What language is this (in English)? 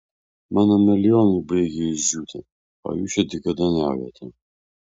Lithuanian